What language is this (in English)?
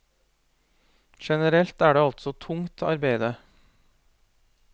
Norwegian